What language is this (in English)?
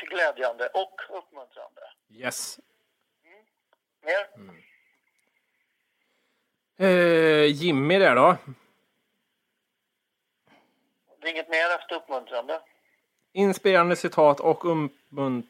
Swedish